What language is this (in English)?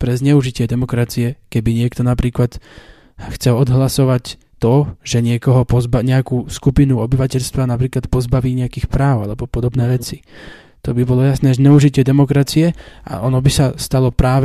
Slovak